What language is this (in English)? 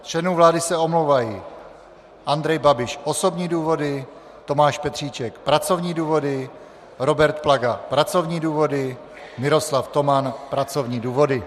Czech